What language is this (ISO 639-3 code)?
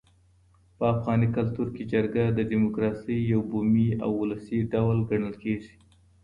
pus